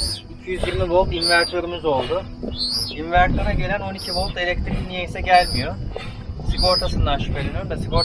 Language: Turkish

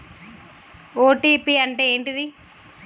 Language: Telugu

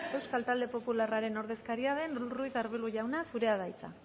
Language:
Basque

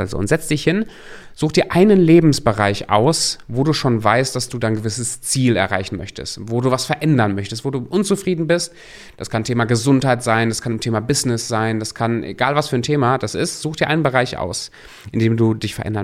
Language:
German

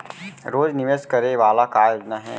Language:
Chhattisgarhi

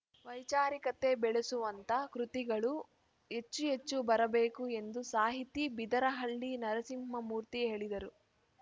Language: Kannada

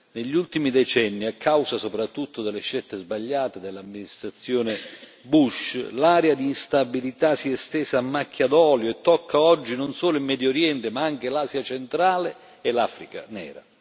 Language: Italian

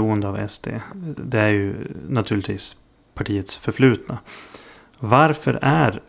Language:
Swedish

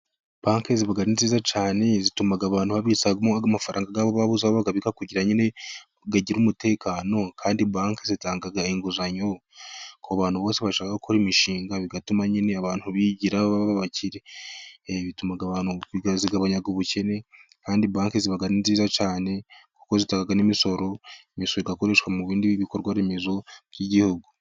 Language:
Kinyarwanda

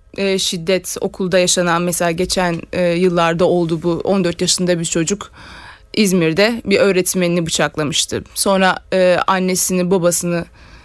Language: Turkish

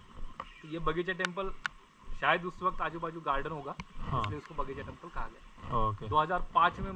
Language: Hindi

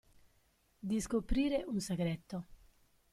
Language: Italian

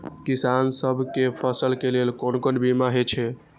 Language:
Maithili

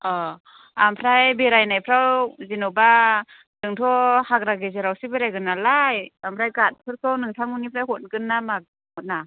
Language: Bodo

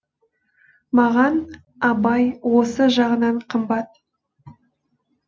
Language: Kazakh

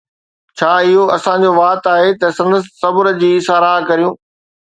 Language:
Sindhi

